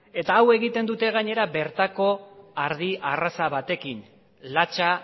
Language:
Basque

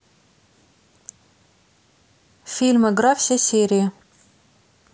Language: Russian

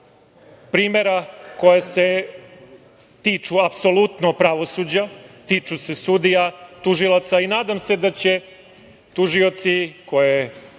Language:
Serbian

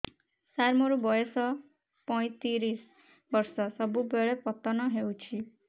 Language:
Odia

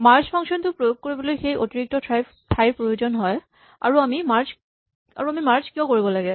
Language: Assamese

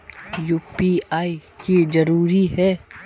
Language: Magahi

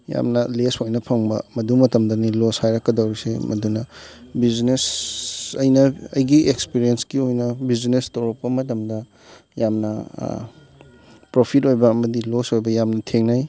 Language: Manipuri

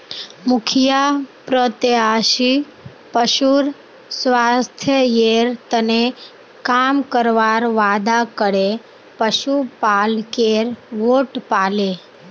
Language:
Magahi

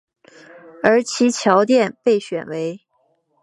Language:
Chinese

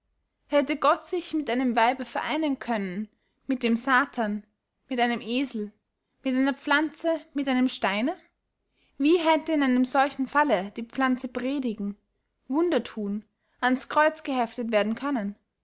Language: German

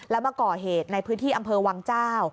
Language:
Thai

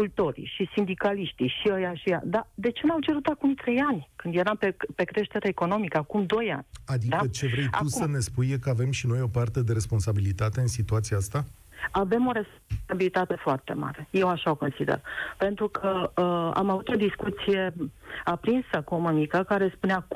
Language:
Romanian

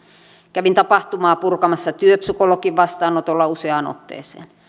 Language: Finnish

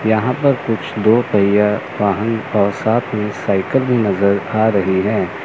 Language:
Hindi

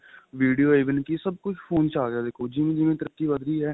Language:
Punjabi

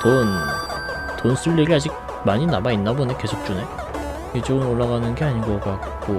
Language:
Korean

